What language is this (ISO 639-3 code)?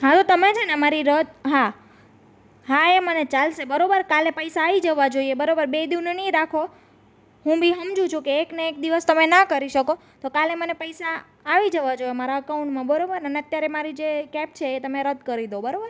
guj